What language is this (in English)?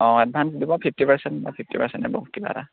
Assamese